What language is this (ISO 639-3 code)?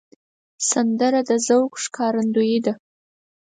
pus